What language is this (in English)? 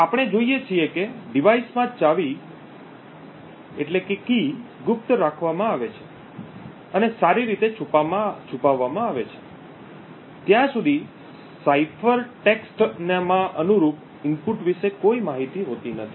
Gujarati